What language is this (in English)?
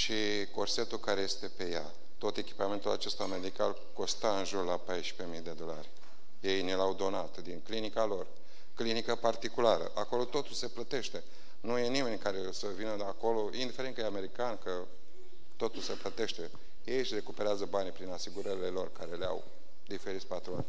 Romanian